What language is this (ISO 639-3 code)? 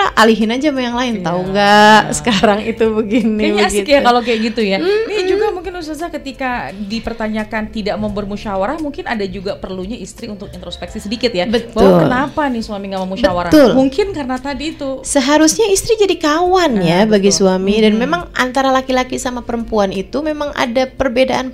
ind